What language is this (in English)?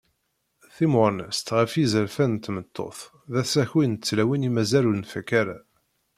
Kabyle